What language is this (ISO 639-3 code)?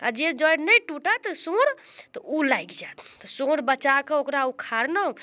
mai